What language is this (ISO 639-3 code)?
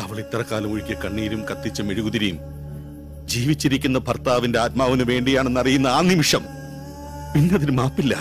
mal